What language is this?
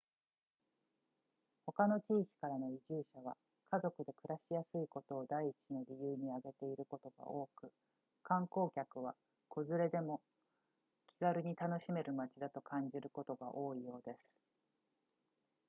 Japanese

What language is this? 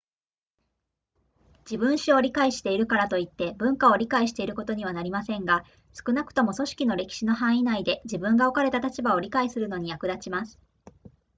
Japanese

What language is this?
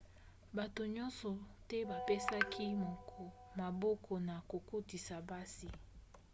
Lingala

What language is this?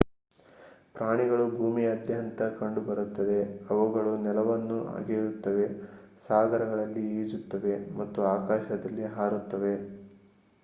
Kannada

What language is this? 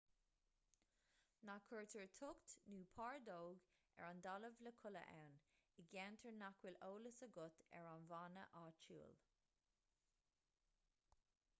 Irish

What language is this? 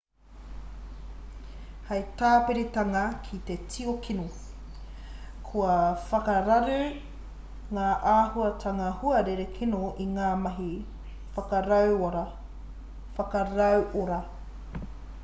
Māori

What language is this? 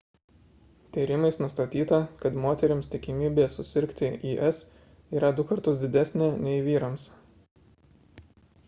Lithuanian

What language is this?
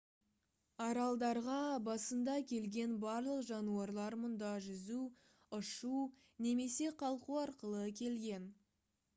Kazakh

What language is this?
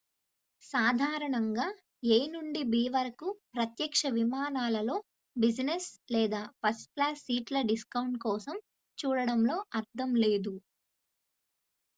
Telugu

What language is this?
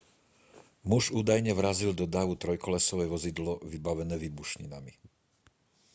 Slovak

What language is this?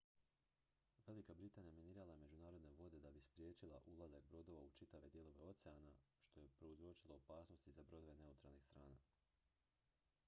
Croatian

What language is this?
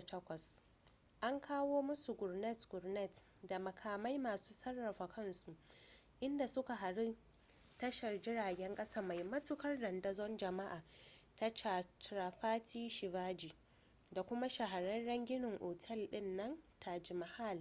Hausa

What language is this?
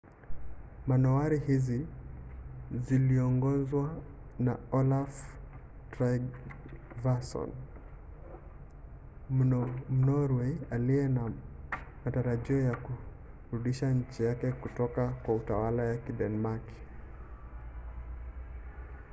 Swahili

